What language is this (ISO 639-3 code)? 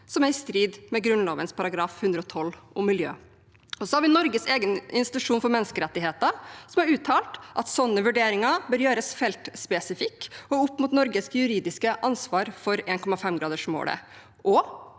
nor